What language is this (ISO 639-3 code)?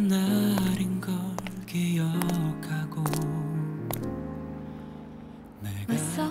kor